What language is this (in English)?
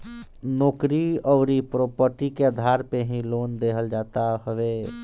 Bhojpuri